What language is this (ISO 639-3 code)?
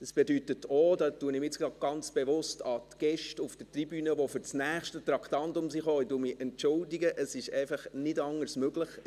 gsw